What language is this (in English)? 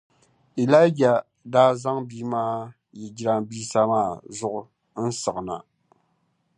Dagbani